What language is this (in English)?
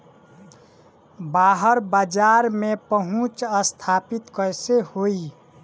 Bhojpuri